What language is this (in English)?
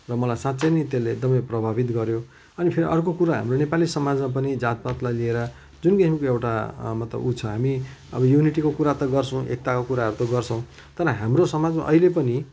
Nepali